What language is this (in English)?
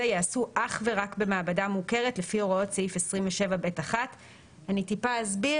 Hebrew